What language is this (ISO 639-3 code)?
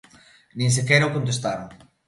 glg